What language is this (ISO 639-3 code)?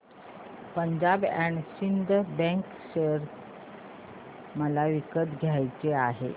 mar